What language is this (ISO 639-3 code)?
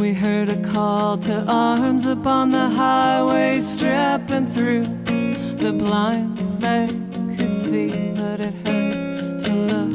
ita